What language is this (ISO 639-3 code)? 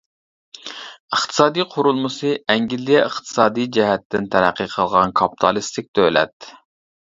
uig